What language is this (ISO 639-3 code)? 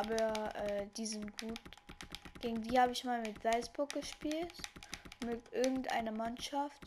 deu